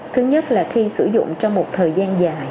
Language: Vietnamese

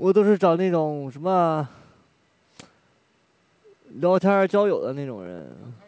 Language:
Chinese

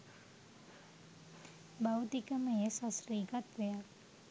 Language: Sinhala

